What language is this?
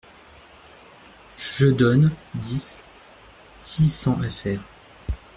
French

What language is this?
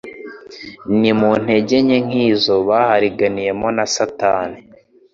Kinyarwanda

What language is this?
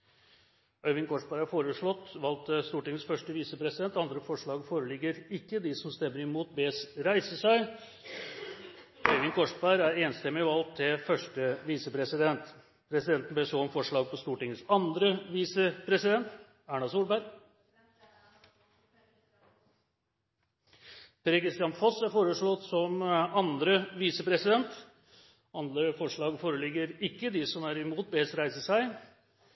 Norwegian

